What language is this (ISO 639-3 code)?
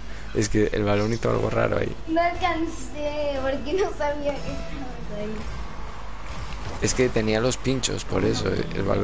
spa